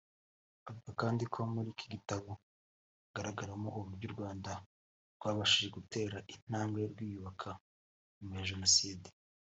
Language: Kinyarwanda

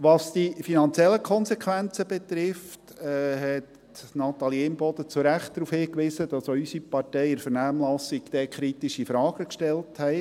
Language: Swiss German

